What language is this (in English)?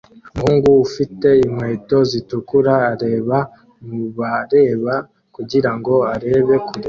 Kinyarwanda